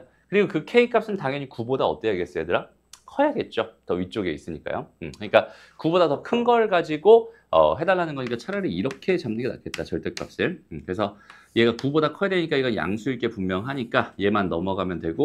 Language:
Korean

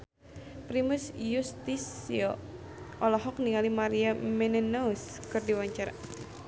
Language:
Sundanese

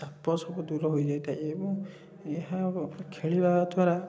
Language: Odia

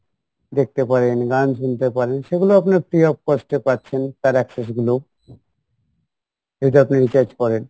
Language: Bangla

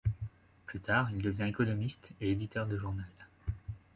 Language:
French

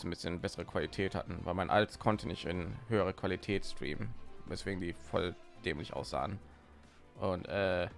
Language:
German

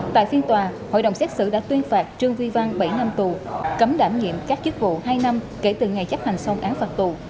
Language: Vietnamese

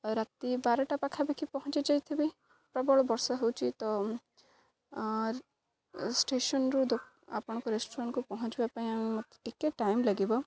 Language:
Odia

